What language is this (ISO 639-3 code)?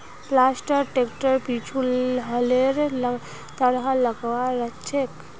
mag